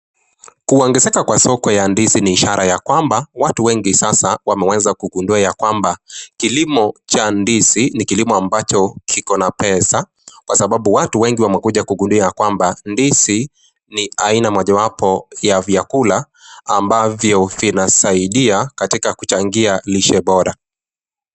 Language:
Swahili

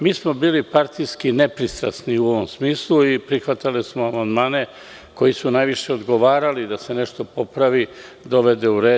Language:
Serbian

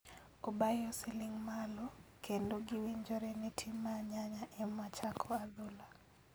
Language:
Luo (Kenya and Tanzania)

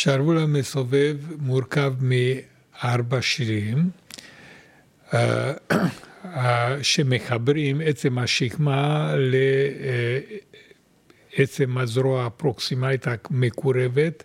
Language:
Hebrew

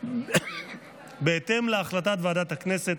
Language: Hebrew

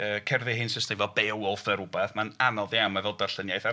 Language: Welsh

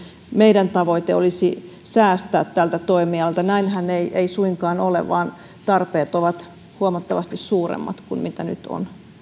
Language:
Finnish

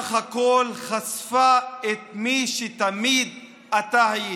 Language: Hebrew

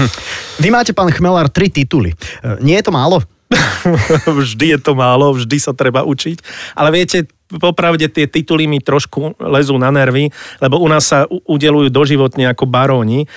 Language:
Slovak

